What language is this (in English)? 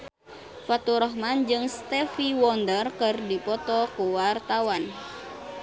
Sundanese